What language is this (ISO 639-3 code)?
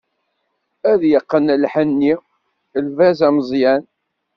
kab